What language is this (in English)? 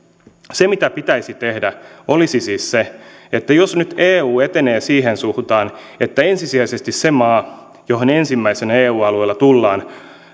Finnish